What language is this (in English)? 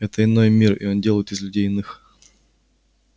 Russian